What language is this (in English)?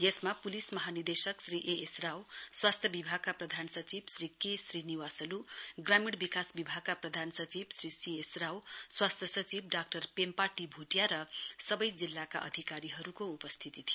Nepali